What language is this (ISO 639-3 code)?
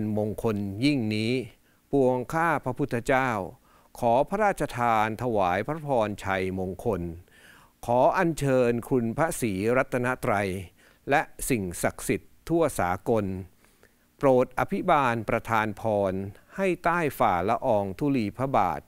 tha